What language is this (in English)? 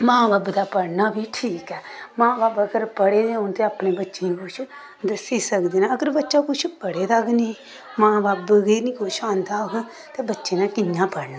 Dogri